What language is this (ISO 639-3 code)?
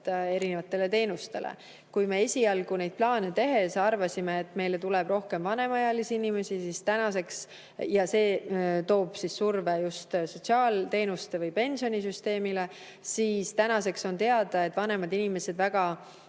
est